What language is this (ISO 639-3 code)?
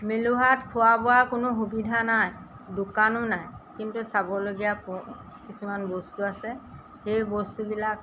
asm